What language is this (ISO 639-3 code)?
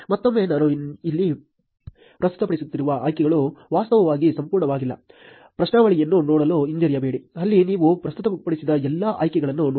kan